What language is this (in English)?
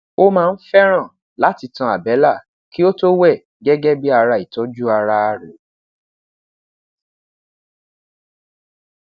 Yoruba